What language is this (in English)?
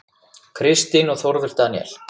Icelandic